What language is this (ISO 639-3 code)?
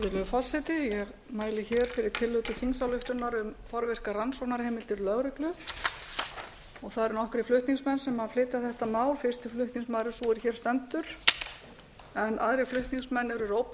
isl